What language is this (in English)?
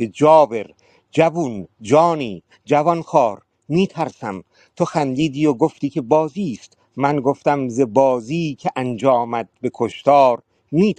Persian